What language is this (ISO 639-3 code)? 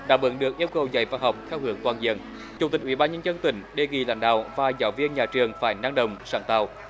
vie